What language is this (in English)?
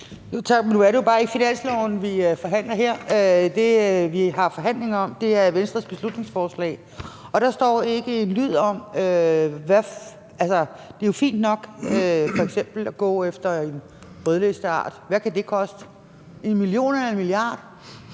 Danish